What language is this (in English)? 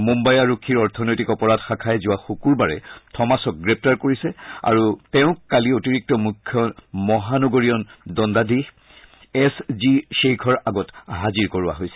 Assamese